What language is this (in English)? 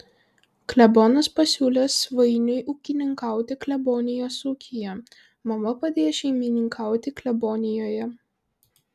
Lithuanian